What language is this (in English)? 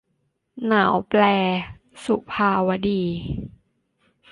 Thai